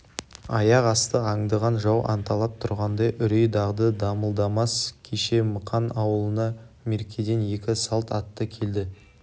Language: Kazakh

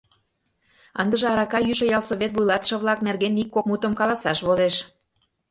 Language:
Mari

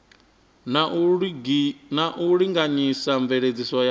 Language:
Venda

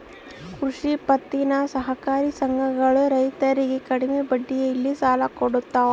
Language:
Kannada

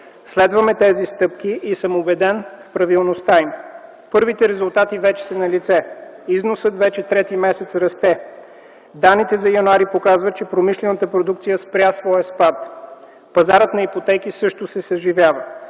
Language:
Bulgarian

